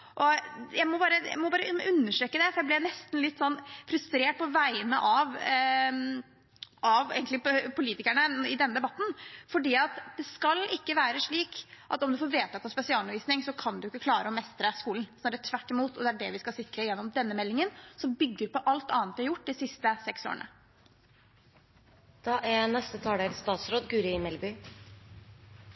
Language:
Norwegian Bokmål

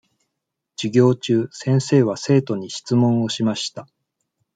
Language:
Japanese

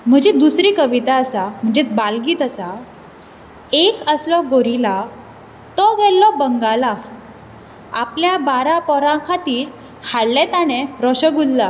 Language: Konkani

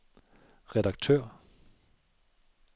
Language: Danish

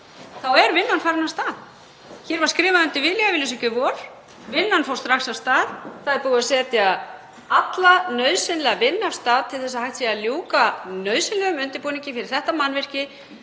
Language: Icelandic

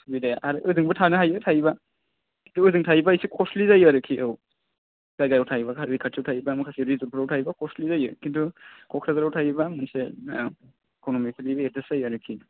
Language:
Bodo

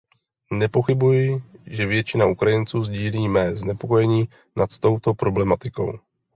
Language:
Czech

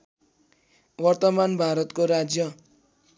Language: Nepali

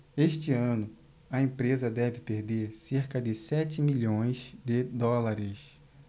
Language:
Portuguese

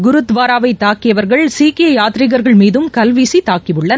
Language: Tamil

